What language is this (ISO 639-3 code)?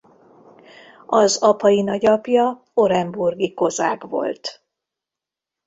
hun